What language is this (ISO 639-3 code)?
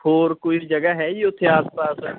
pan